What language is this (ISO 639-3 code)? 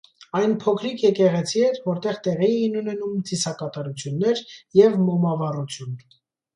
hye